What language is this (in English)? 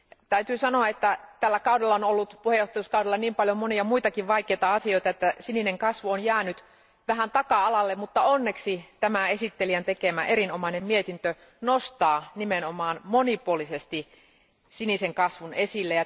Finnish